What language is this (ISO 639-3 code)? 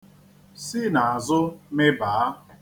ibo